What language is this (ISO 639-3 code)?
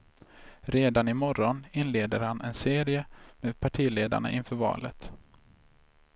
swe